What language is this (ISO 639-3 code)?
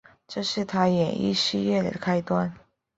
zho